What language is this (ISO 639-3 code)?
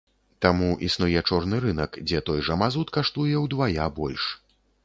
bel